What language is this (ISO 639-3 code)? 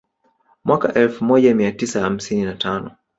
swa